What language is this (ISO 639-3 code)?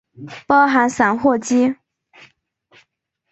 zho